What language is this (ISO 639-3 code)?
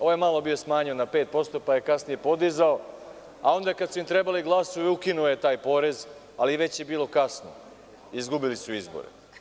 srp